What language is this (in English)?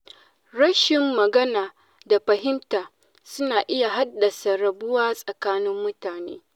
Hausa